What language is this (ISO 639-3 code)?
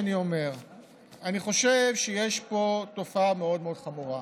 heb